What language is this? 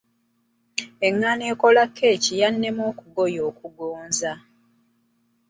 Ganda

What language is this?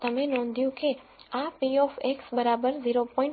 Gujarati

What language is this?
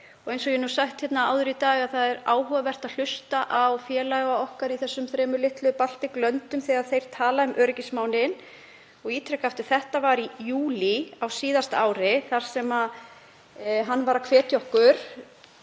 Icelandic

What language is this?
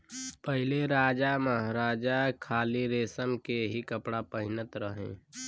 Bhojpuri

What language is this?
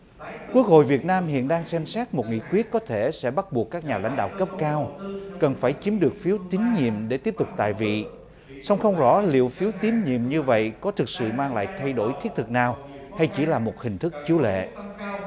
Vietnamese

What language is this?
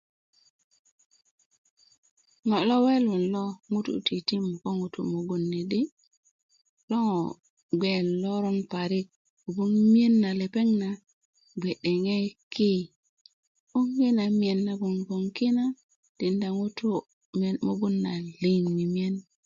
Kuku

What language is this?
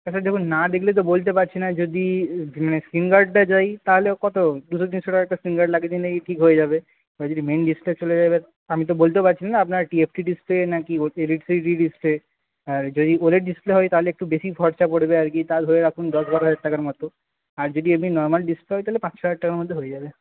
Bangla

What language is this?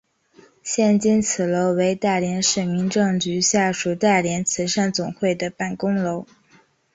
Chinese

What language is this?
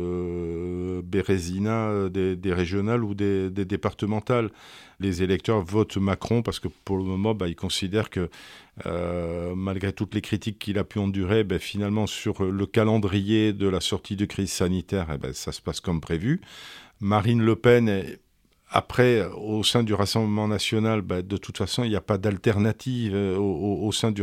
French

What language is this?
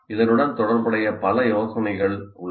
Tamil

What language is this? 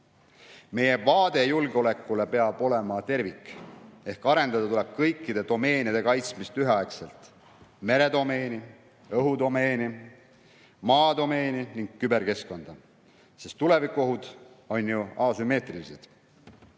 Estonian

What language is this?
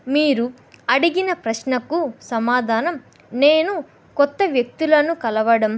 Telugu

